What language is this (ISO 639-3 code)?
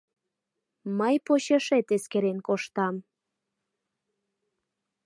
chm